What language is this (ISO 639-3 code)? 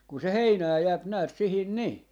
fin